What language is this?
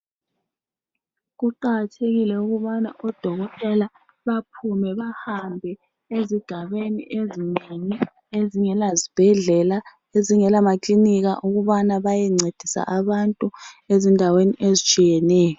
North Ndebele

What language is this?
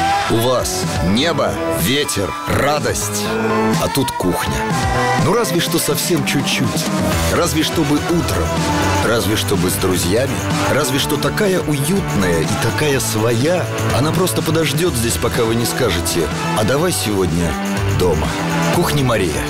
Russian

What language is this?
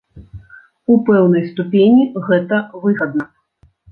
Belarusian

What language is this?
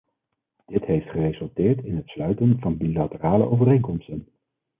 Dutch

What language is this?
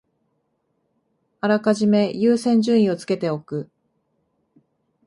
Japanese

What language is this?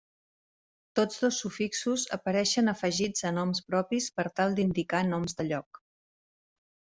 Catalan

